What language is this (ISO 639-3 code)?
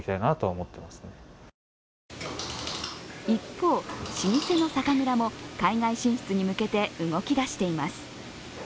jpn